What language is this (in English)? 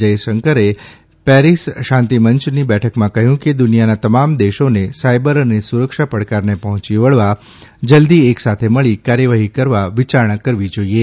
Gujarati